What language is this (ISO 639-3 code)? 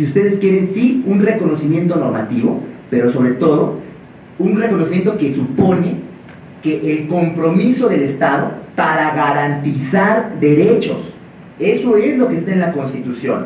spa